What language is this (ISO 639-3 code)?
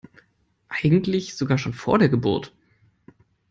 deu